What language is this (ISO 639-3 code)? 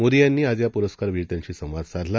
mar